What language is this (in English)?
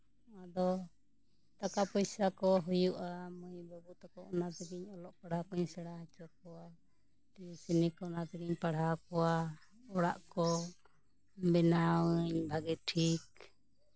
Santali